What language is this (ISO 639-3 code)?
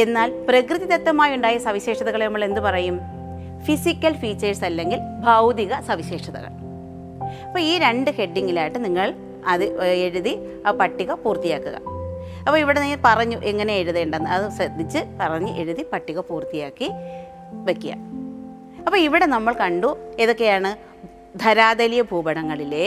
mal